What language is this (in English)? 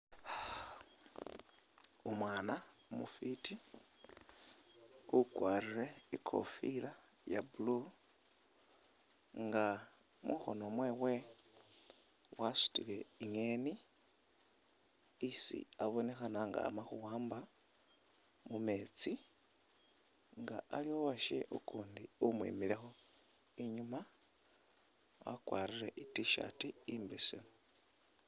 Masaaba